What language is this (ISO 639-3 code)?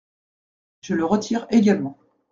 fra